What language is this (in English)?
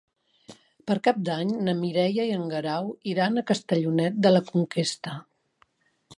Catalan